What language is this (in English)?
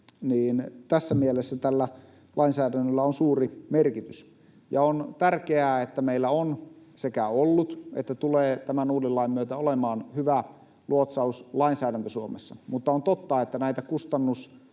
Finnish